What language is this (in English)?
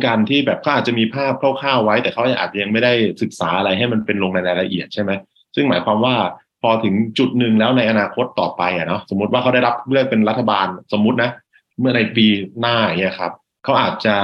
Thai